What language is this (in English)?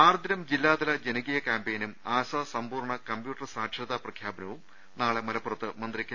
Malayalam